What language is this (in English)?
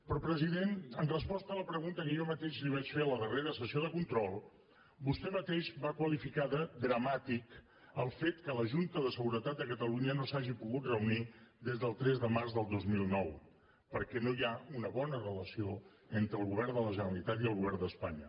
Catalan